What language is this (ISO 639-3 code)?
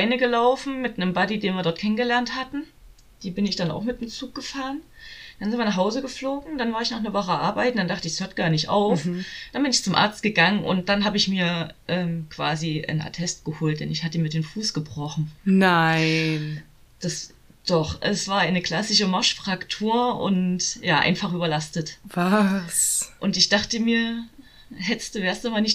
deu